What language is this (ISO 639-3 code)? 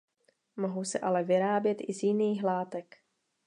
ces